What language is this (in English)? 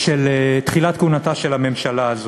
Hebrew